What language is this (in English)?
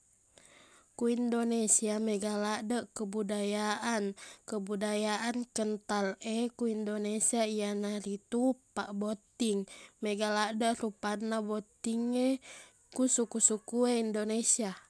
Buginese